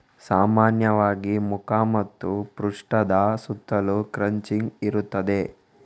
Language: Kannada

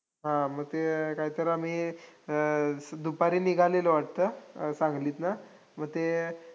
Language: Marathi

